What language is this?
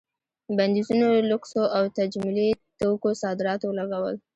Pashto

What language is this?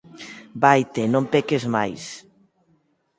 Galician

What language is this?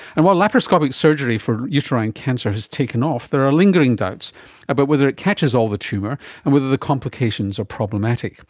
English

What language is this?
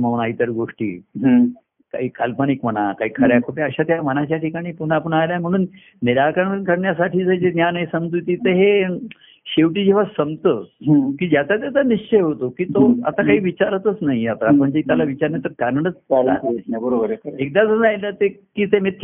Marathi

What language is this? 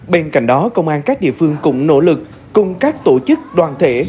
Vietnamese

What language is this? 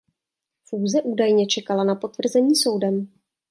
Czech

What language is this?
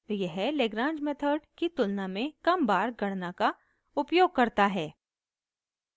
Hindi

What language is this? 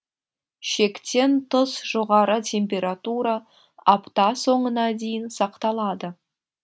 Kazakh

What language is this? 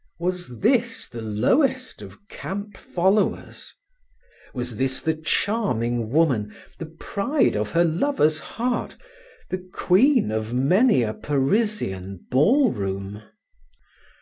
English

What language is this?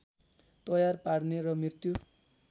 Nepali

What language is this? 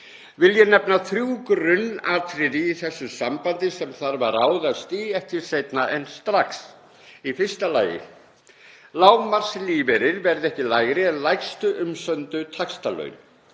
Icelandic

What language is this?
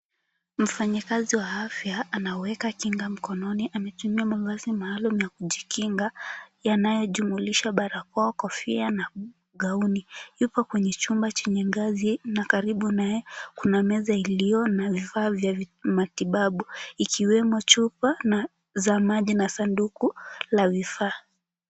Swahili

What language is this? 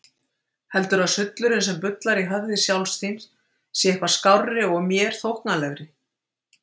Icelandic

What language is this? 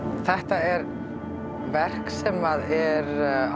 Icelandic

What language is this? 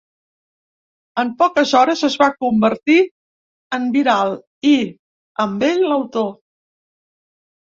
Catalan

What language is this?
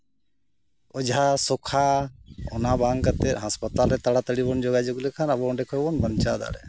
Santali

